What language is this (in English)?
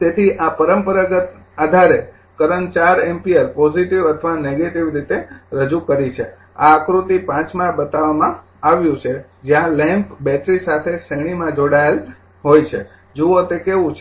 Gujarati